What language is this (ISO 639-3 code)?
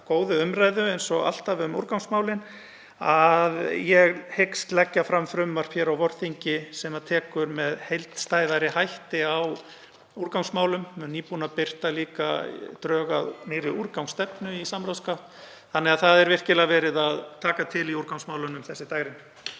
isl